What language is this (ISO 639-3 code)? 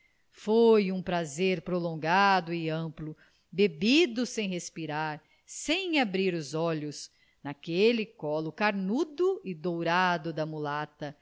por